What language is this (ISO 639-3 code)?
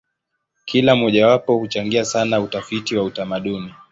swa